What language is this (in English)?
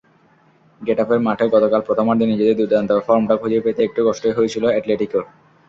Bangla